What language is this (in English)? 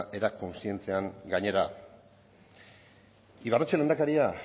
Basque